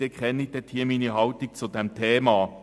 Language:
Swiss German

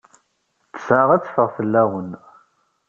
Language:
Kabyle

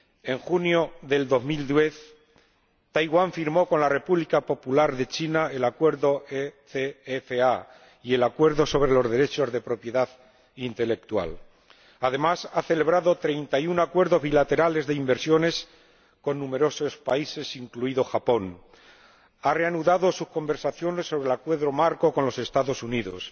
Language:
Spanish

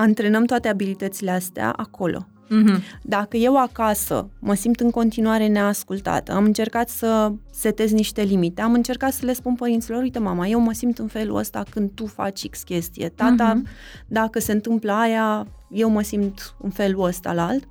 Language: Romanian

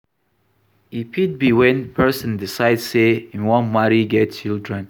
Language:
Nigerian Pidgin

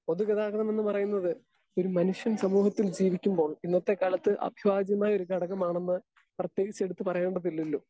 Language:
Malayalam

